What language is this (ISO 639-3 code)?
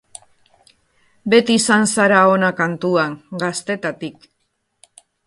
eus